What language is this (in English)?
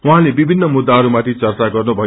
Nepali